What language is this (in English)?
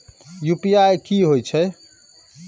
Maithili